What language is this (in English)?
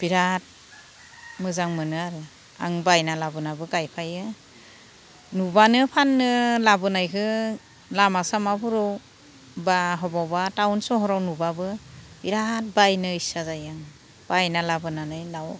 Bodo